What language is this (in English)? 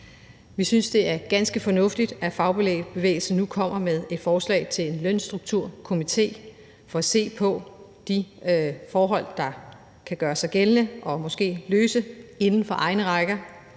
Danish